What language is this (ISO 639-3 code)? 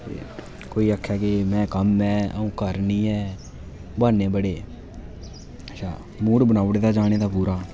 doi